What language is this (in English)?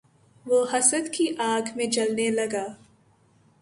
Urdu